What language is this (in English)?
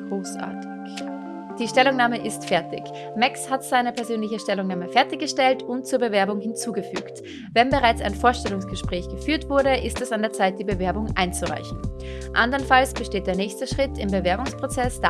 German